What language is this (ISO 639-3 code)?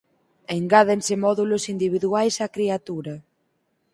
glg